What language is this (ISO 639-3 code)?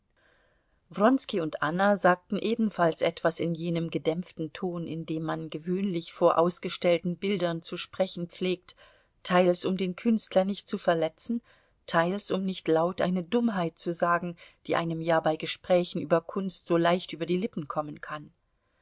deu